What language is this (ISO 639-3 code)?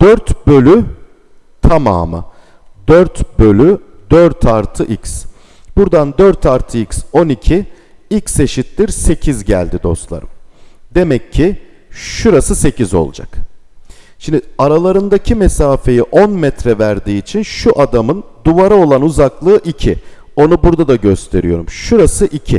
tur